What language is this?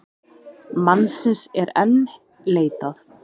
Icelandic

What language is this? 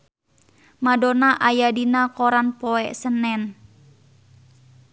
Sundanese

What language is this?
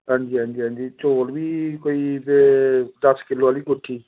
Dogri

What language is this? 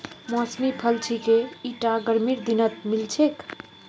Magahi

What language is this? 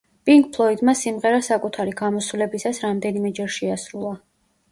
Georgian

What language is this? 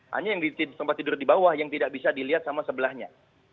Indonesian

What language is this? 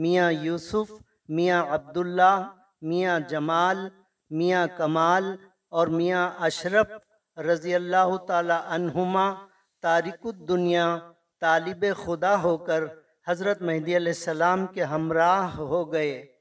Urdu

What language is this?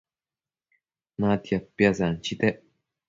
Matsés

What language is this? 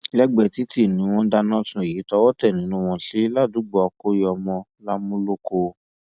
Yoruba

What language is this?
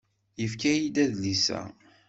Kabyle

